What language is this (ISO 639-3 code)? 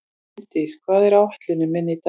isl